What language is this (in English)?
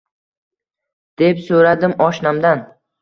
Uzbek